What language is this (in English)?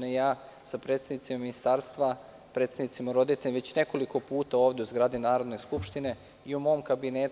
Serbian